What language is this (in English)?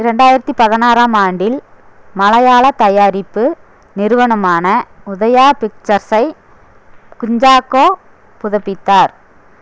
Tamil